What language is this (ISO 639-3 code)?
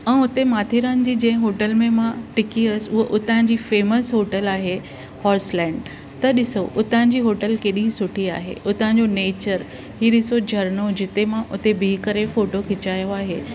snd